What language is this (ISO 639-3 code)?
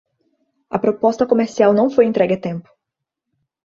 por